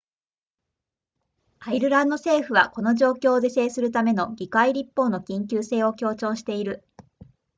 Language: Japanese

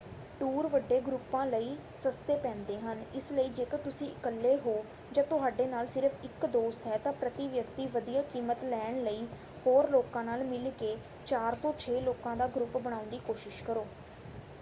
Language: Punjabi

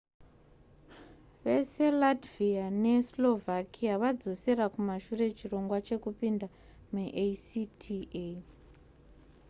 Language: Shona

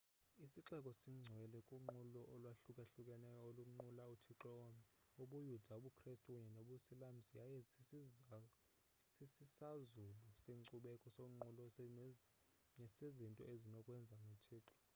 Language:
Xhosa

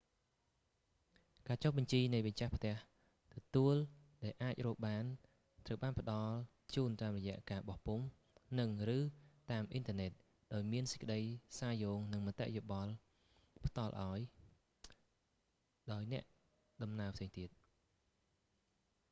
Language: Khmer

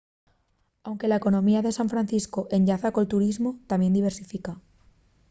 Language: Asturian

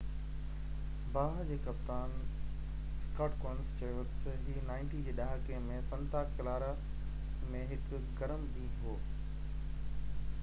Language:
Sindhi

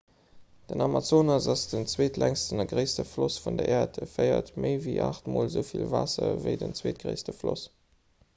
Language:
Luxembourgish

